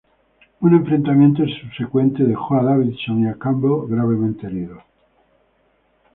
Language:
Spanish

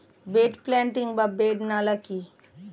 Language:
Bangla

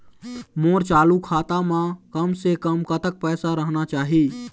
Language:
Chhattisgarhi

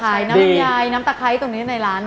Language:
Thai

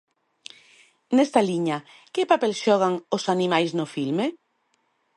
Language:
Galician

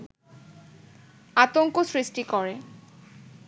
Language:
Bangla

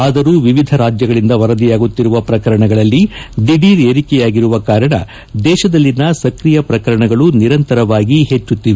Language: Kannada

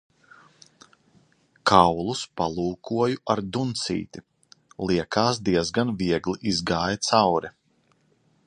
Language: Latvian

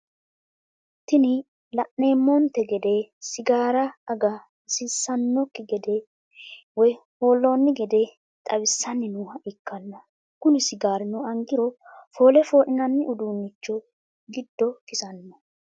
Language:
Sidamo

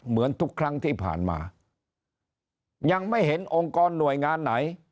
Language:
Thai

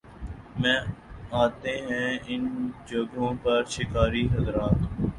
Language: Urdu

